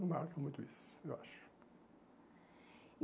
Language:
Portuguese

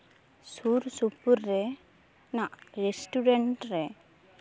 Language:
Santali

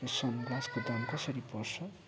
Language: Nepali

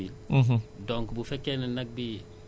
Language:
Wolof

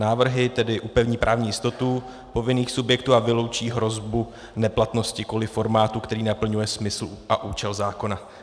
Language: Czech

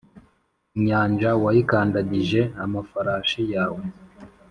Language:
Kinyarwanda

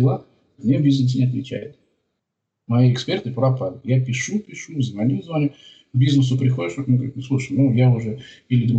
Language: Russian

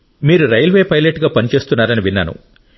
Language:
Telugu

